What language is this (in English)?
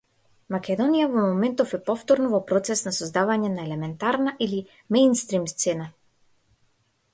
Macedonian